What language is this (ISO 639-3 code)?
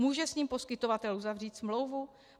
ces